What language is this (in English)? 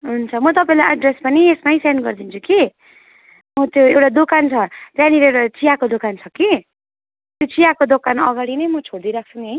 Nepali